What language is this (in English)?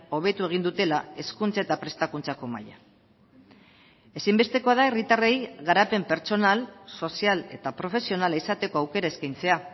Basque